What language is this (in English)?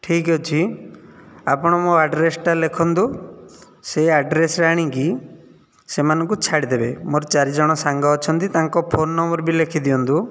Odia